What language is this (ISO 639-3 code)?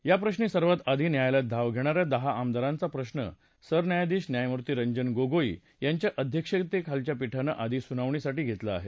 mar